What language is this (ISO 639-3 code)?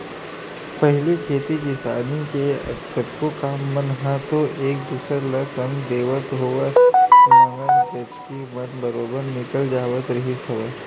hne